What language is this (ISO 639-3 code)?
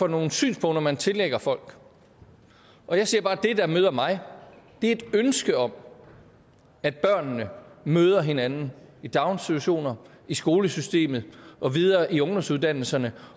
dan